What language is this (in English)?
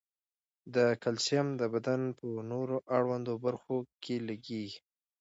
Pashto